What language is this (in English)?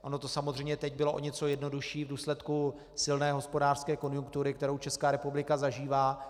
Czech